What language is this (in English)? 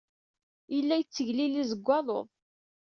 Kabyle